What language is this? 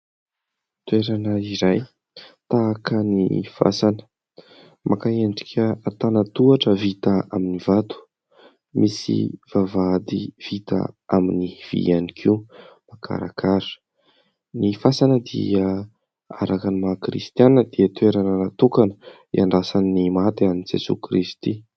Malagasy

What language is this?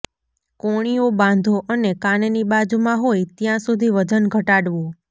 Gujarati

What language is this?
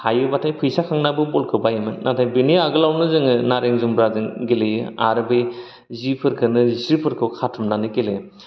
Bodo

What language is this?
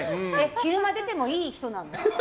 Japanese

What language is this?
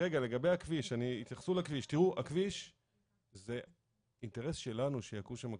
Hebrew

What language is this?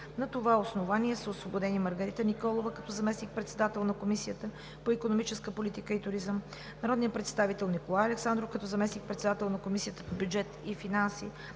Bulgarian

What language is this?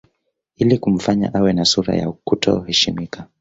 Swahili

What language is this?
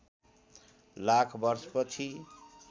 Nepali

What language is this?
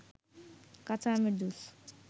Bangla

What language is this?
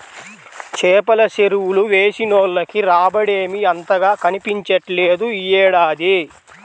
Telugu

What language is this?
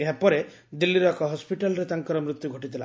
Odia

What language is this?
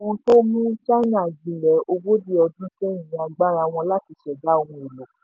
Yoruba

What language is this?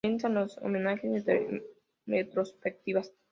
Spanish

